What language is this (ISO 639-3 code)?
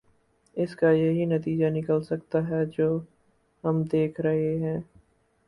urd